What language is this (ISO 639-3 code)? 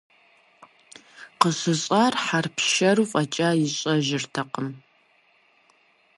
kbd